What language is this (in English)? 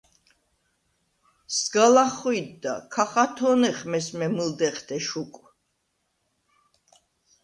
Svan